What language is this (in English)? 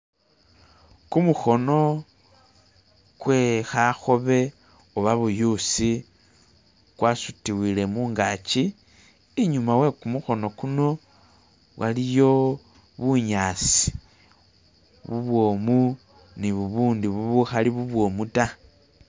Masaaba